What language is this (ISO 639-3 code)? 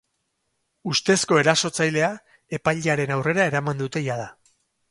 eus